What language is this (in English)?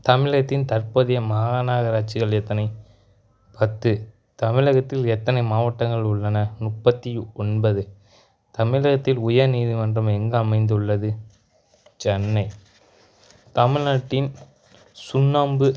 Tamil